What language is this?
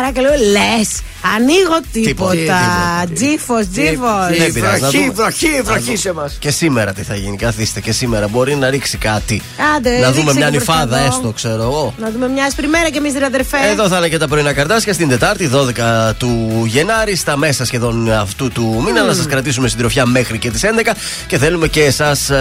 Greek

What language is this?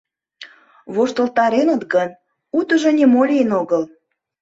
Mari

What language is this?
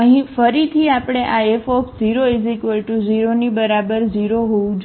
Gujarati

